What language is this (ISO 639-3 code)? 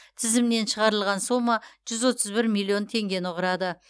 kaz